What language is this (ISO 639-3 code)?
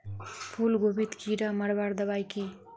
mag